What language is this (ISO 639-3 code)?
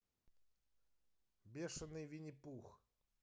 rus